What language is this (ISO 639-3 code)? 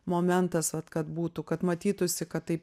lit